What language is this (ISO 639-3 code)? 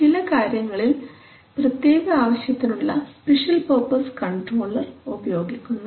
mal